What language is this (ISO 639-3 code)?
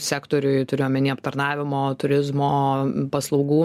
lit